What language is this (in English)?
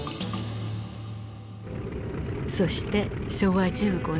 Japanese